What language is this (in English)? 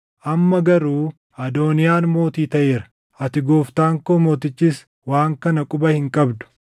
Oromo